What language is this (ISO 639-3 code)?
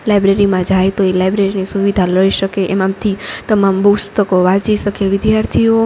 guj